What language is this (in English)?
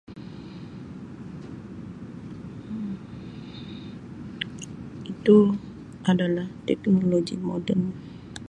Sabah Malay